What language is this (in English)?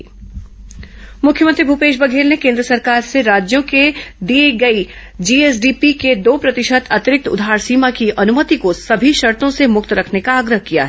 Hindi